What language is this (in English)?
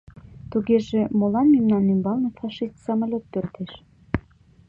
Mari